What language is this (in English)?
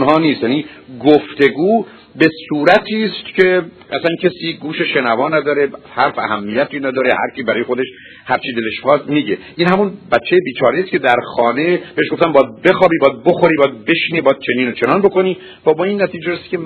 Persian